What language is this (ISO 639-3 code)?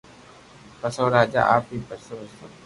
lrk